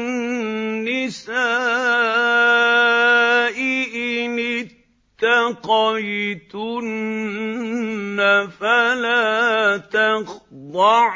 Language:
Arabic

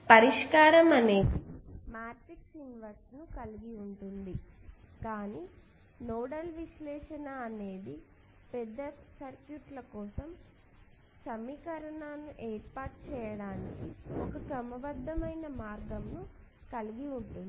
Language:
Telugu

